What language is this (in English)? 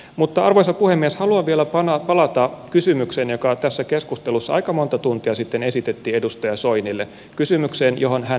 Finnish